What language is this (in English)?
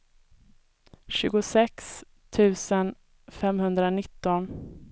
Swedish